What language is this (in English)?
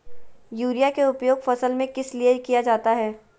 Magahi